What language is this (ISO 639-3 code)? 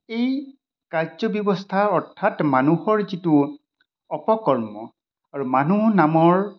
asm